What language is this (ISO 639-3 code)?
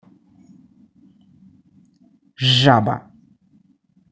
rus